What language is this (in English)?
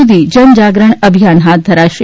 Gujarati